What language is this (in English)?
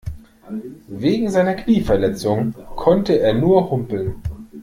German